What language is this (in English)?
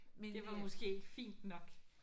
Danish